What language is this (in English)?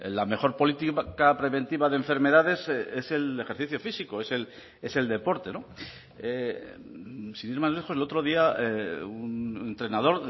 Spanish